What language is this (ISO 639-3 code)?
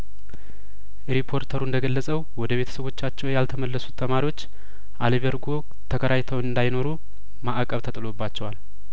amh